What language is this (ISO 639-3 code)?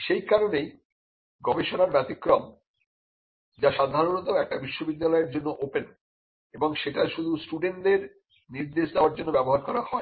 ben